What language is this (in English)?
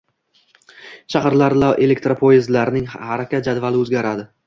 Uzbek